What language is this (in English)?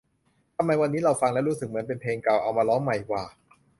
Thai